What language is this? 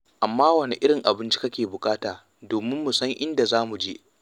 Hausa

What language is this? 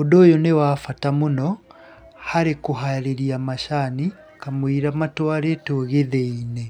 Kikuyu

